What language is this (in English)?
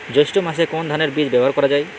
Bangla